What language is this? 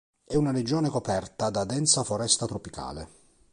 Italian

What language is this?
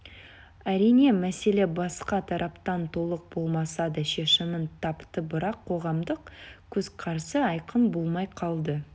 Kazakh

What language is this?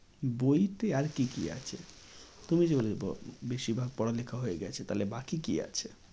Bangla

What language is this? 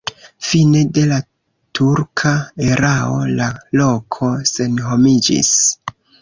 Esperanto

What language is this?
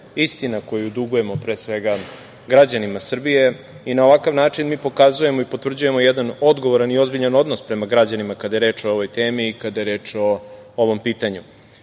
Serbian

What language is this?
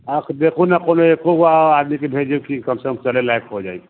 Maithili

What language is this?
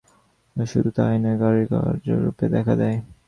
Bangla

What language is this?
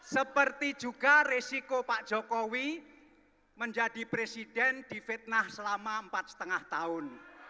Indonesian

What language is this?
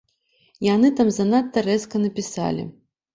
Belarusian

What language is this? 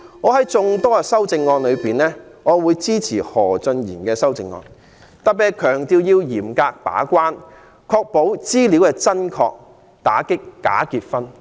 Cantonese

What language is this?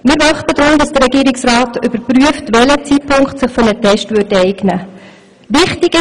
Swiss German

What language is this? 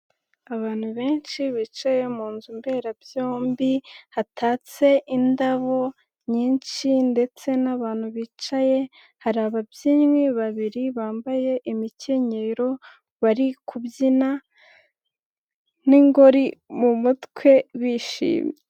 Kinyarwanda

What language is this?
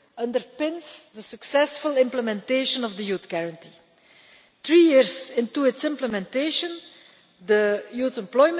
English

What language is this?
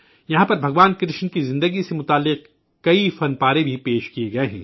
Urdu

